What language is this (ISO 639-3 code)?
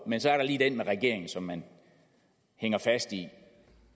dan